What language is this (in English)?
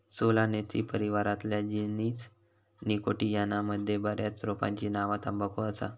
Marathi